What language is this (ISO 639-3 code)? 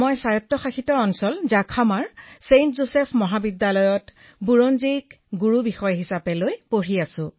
asm